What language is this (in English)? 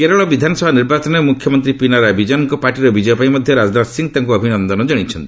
Odia